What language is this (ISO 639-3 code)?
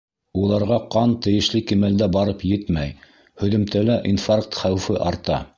bak